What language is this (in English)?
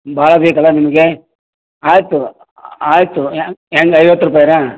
Kannada